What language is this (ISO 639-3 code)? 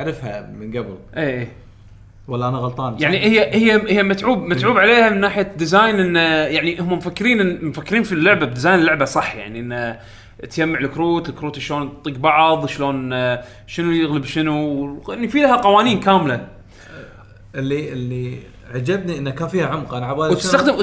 ara